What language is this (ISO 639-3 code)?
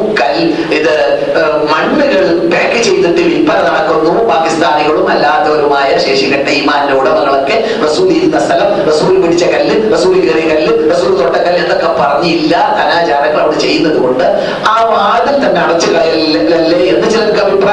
mal